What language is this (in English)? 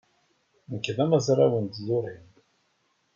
Kabyle